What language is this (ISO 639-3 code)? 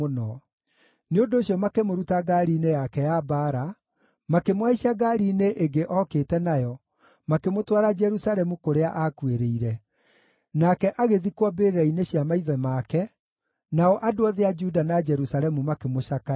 kik